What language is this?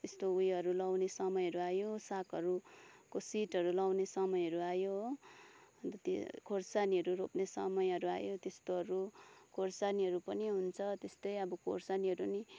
Nepali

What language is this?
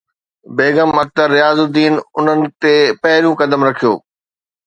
Sindhi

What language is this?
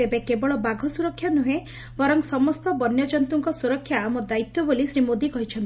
Odia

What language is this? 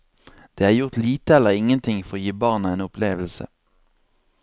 Norwegian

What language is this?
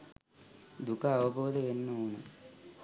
Sinhala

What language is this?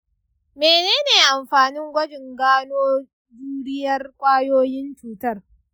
Hausa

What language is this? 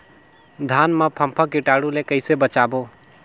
Chhattisgarhi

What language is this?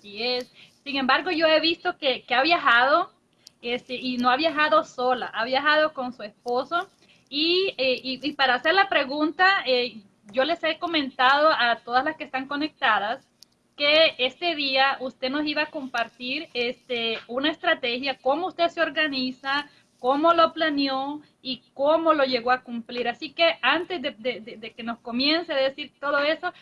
Spanish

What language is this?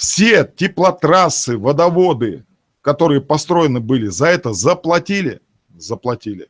Russian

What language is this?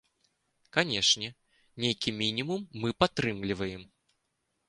Belarusian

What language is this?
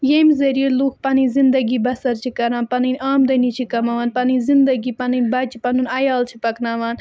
Kashmiri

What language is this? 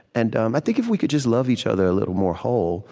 English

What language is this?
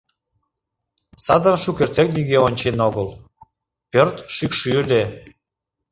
Mari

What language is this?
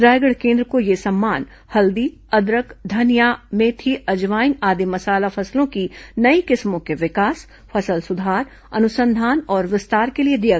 Hindi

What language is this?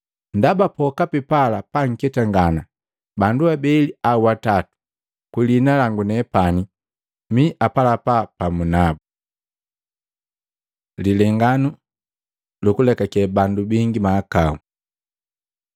Matengo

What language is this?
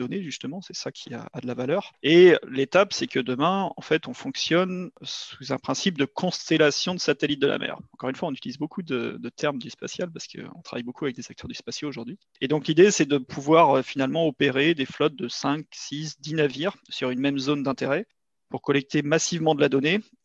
French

